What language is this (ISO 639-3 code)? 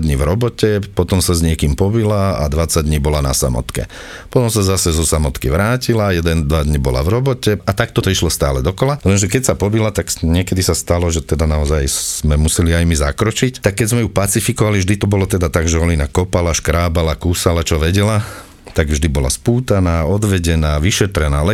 slk